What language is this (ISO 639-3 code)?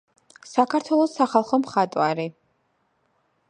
kat